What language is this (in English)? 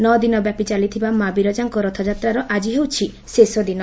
Odia